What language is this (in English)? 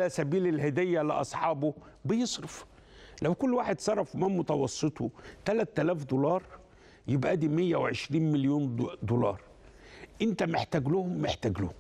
Arabic